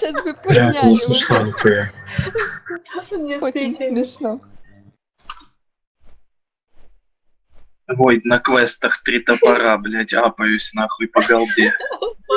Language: Russian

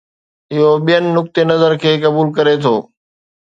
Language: Sindhi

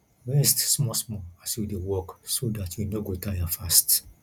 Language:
Nigerian Pidgin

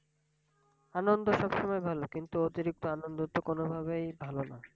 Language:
Bangla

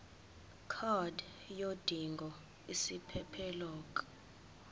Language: Zulu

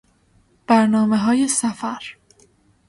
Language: Persian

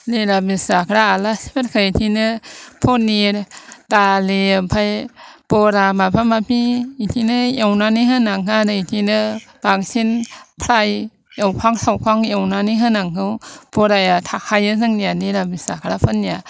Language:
Bodo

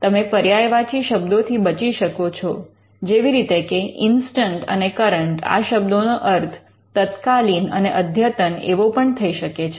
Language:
Gujarati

